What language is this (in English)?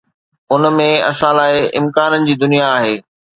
Sindhi